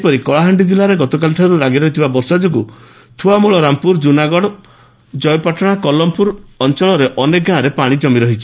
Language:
Odia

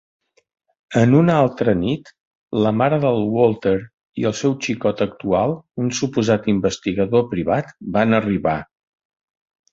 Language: Catalan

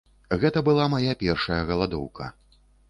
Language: Belarusian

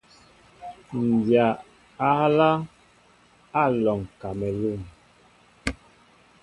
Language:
Mbo (Cameroon)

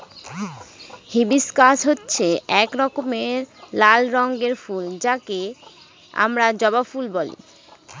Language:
Bangla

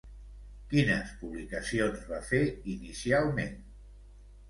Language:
Catalan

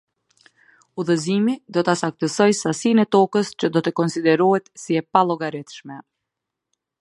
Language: Albanian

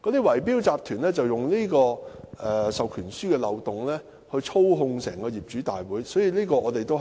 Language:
Cantonese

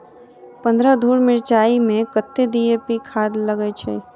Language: Maithili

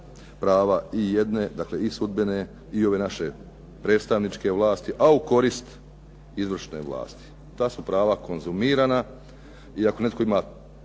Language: Croatian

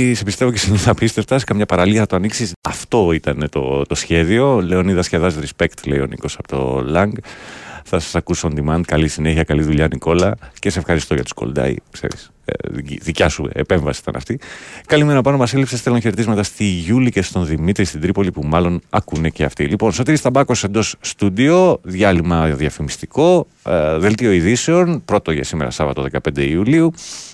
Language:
Greek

